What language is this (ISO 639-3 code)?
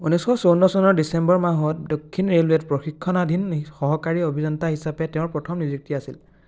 asm